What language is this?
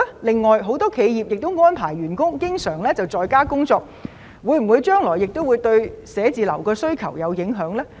Cantonese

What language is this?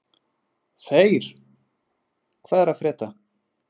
Icelandic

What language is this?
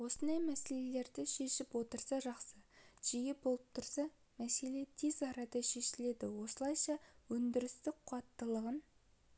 Kazakh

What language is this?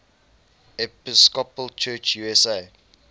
English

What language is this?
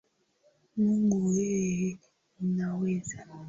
Swahili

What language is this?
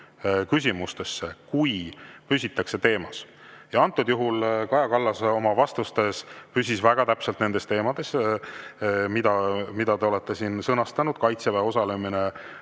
Estonian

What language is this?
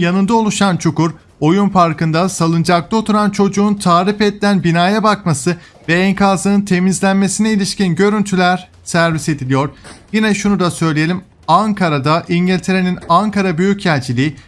Turkish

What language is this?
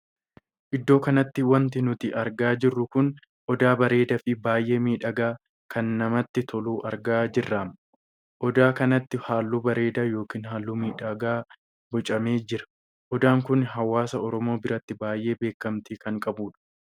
Oromo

